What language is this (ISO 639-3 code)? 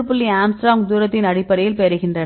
tam